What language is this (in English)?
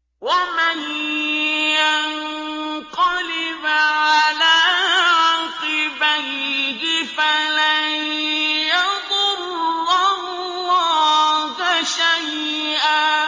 Arabic